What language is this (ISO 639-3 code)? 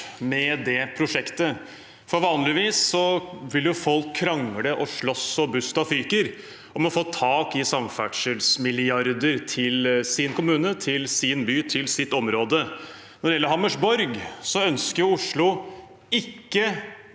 nor